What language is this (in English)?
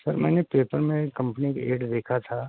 Urdu